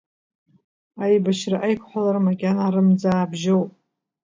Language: Abkhazian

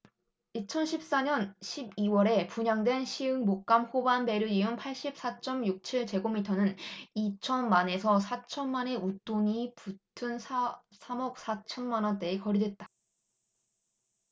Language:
Korean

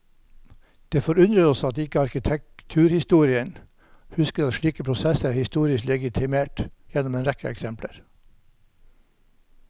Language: Norwegian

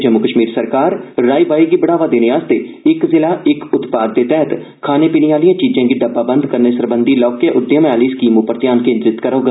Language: Dogri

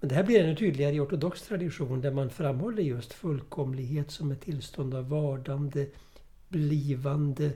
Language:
Swedish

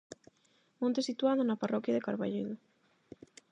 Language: Galician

